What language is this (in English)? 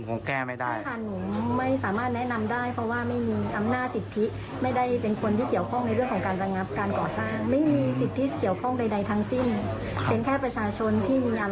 Thai